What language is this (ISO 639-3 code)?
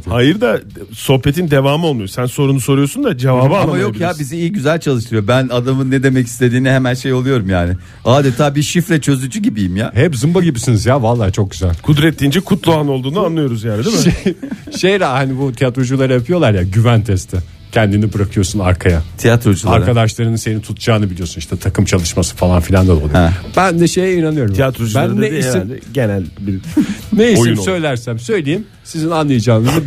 tur